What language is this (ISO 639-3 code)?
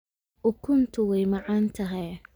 som